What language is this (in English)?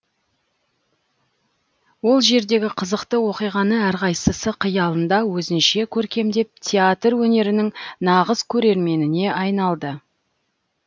Kazakh